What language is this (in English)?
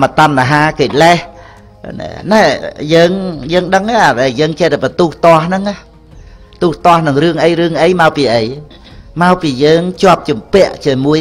Vietnamese